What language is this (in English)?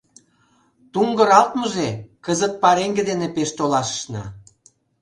Mari